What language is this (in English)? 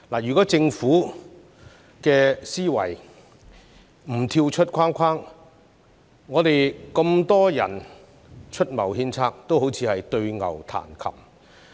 Cantonese